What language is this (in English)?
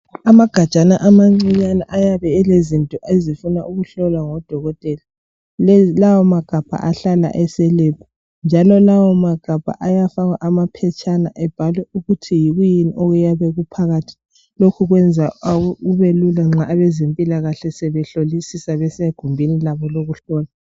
North Ndebele